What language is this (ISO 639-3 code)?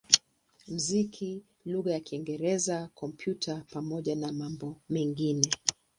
swa